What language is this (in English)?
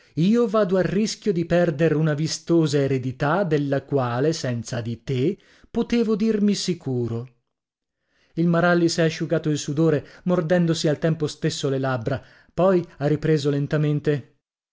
Italian